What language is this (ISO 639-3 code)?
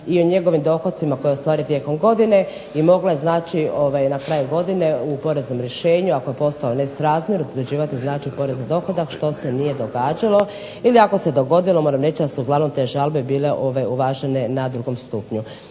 hrv